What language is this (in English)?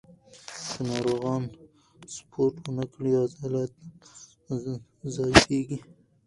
Pashto